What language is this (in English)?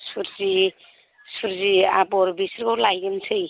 Bodo